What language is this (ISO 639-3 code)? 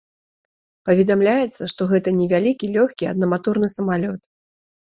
bel